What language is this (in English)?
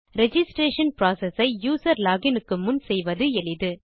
Tamil